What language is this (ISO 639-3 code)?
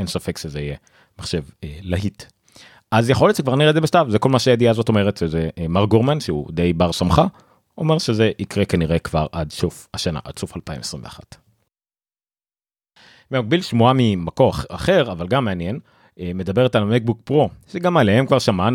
heb